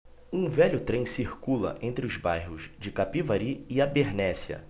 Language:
Portuguese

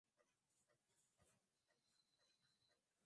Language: Swahili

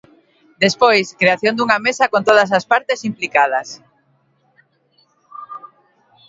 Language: Galician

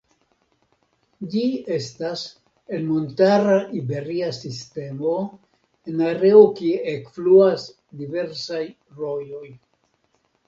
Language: Esperanto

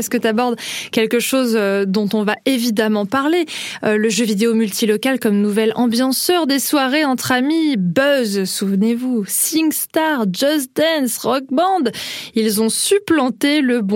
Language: French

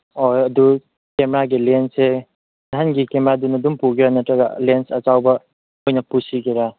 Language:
Manipuri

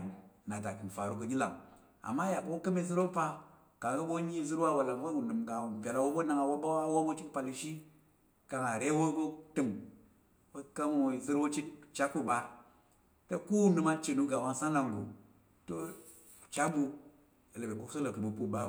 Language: Tarok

